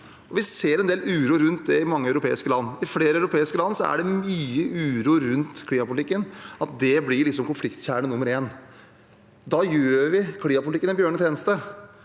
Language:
Norwegian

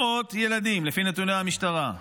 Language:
Hebrew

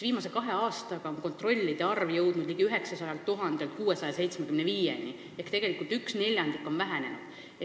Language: Estonian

